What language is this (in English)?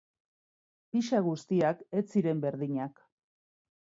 Basque